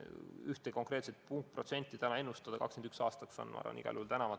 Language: Estonian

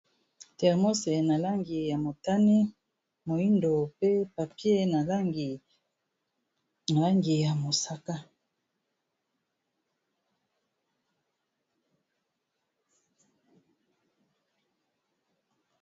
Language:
Lingala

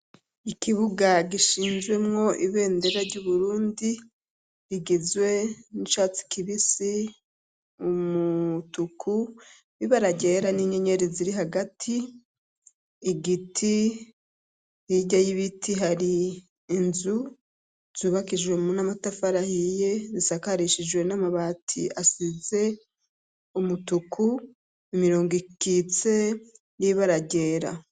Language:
Rundi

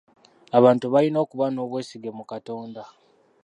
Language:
Ganda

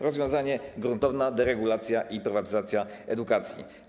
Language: Polish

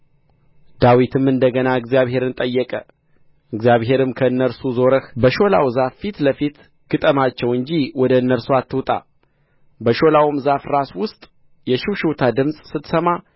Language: Amharic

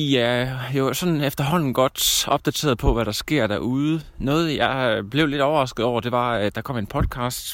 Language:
Danish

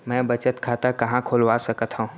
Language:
Chhattisgarhi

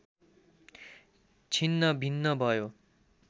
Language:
Nepali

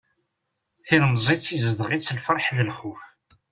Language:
Kabyle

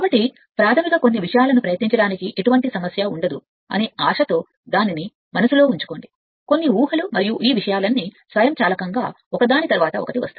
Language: Telugu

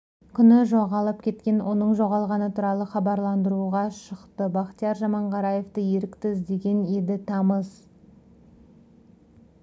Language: Kazakh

